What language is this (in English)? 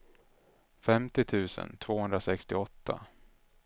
Swedish